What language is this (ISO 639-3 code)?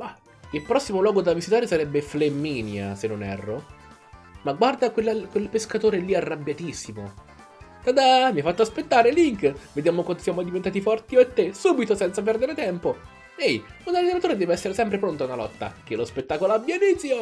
ita